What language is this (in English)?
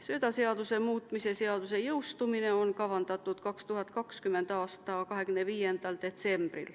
Estonian